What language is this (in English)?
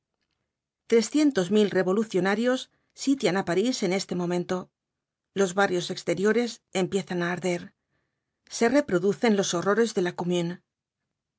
Spanish